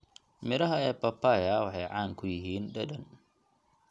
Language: Somali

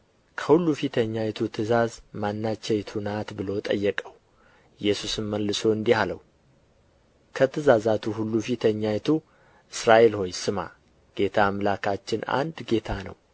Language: Amharic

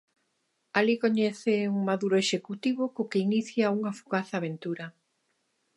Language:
Galician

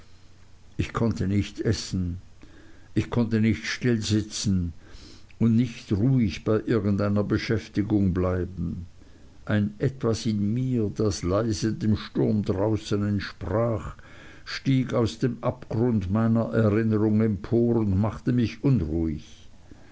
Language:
German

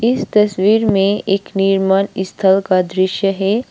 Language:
Hindi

